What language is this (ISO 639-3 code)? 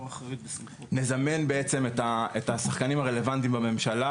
heb